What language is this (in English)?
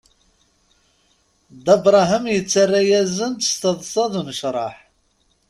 Kabyle